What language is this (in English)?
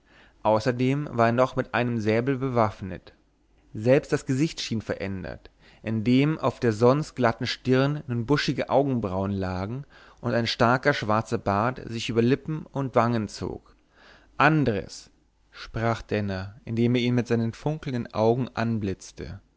German